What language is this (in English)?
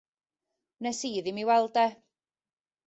Welsh